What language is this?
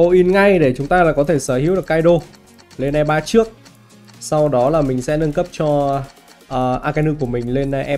Vietnamese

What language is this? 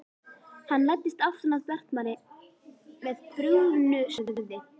Icelandic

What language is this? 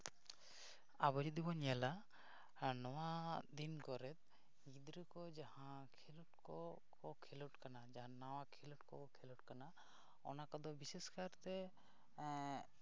Santali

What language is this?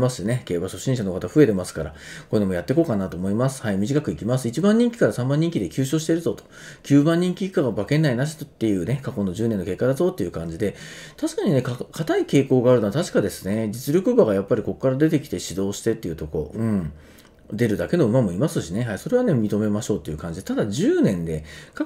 Japanese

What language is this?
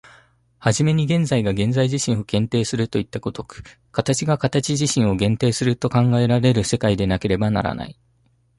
Japanese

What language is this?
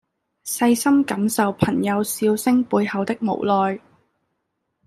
Cantonese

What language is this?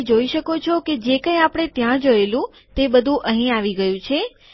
Gujarati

